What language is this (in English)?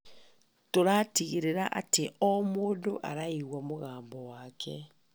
Kikuyu